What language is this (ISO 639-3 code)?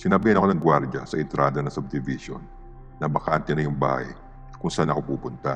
fil